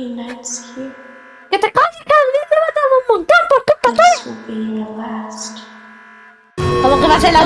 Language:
Spanish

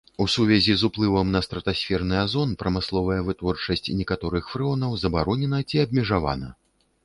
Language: Belarusian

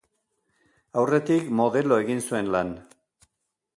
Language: Basque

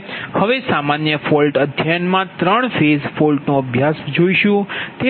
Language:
Gujarati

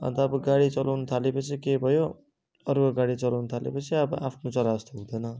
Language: Nepali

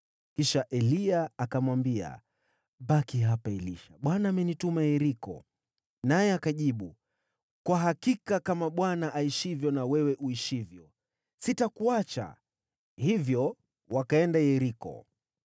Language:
Swahili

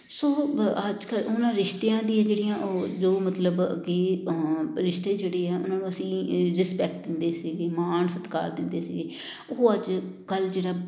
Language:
Punjabi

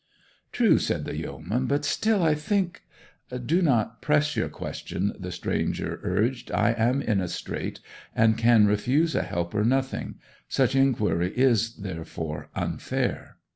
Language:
English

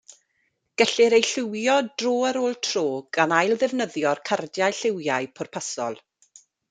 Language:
Welsh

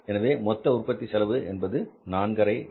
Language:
Tamil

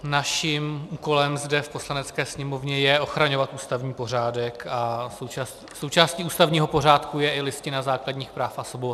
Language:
Czech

